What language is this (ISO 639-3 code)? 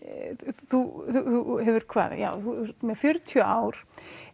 isl